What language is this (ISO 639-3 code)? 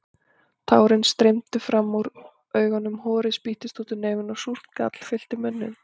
isl